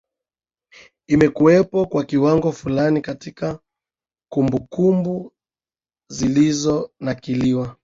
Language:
Swahili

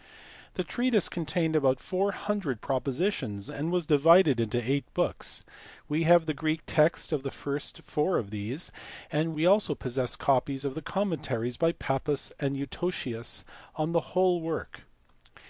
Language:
English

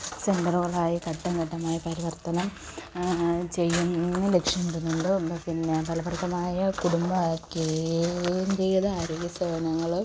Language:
Malayalam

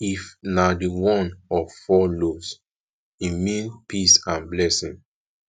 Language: Nigerian Pidgin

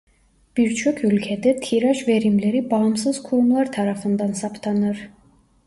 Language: Turkish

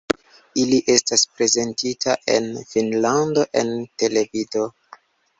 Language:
Esperanto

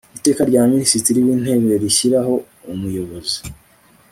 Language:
Kinyarwanda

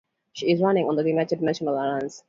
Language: English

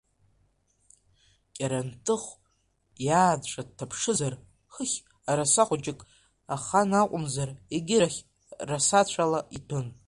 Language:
Abkhazian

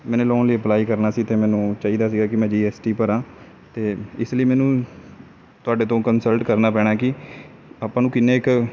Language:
Punjabi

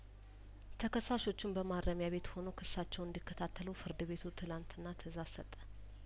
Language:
Amharic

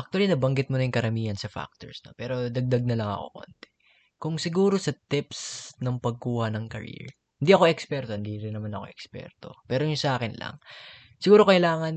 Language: Filipino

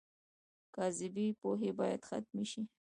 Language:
Pashto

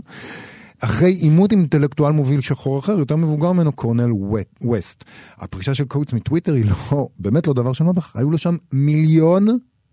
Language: Hebrew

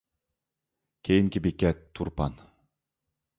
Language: Uyghur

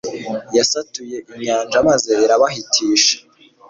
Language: Kinyarwanda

